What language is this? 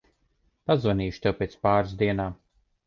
Latvian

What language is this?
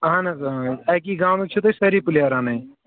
Kashmiri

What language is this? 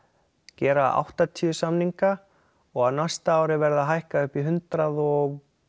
Icelandic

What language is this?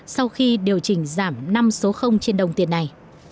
Vietnamese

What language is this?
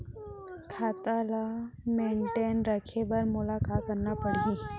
Chhattisgarhi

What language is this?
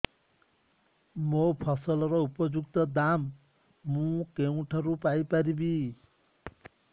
Odia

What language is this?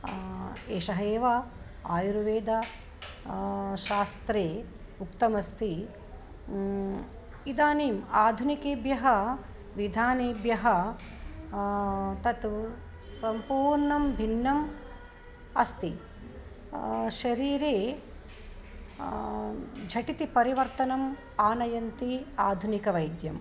Sanskrit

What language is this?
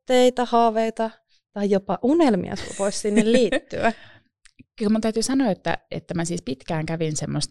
Finnish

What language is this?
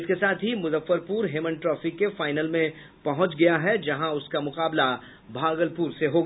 Hindi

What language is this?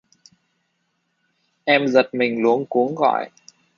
Vietnamese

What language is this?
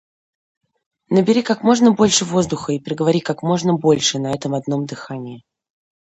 Russian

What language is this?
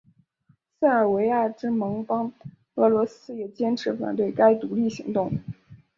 Chinese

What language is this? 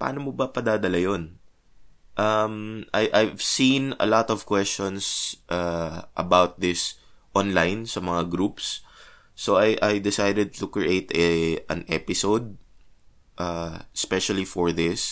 Filipino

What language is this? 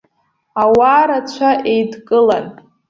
Abkhazian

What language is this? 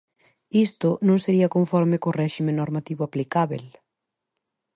Galician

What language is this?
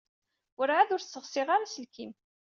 Kabyle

